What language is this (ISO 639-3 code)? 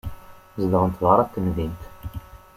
kab